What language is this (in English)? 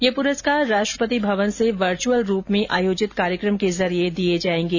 Hindi